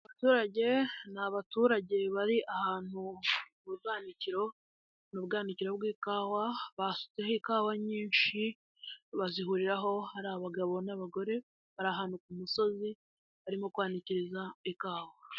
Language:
Kinyarwanda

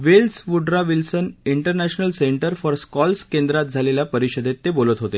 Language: Marathi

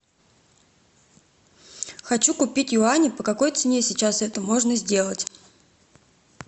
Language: Russian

